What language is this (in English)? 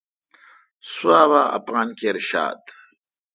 Kalkoti